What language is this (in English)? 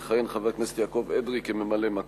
Hebrew